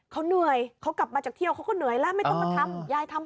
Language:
Thai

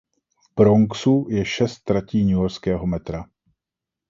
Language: Czech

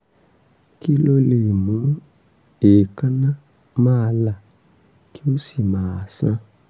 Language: Yoruba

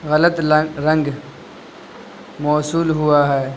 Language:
Urdu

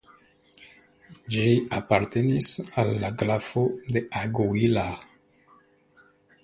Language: Esperanto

